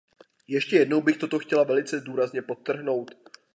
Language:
Czech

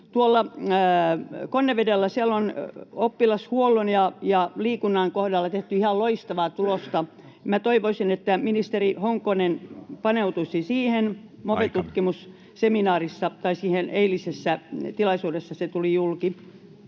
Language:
Finnish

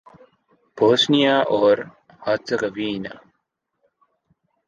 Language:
Urdu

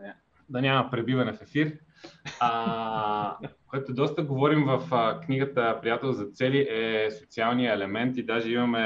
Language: Bulgarian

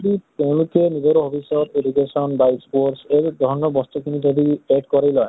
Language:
Assamese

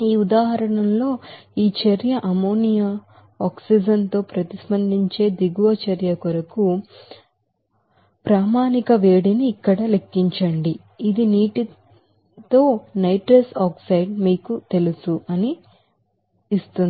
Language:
Telugu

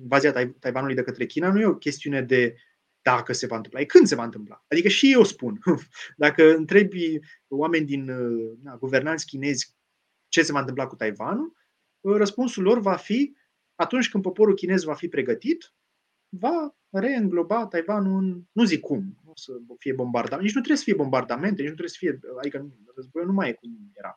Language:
Romanian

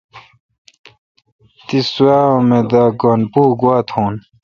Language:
Kalkoti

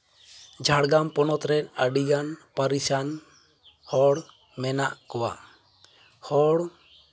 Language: Santali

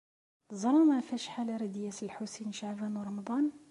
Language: Kabyle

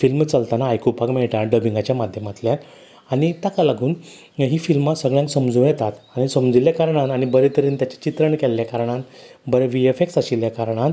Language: Konkani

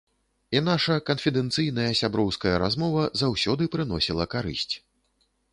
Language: Belarusian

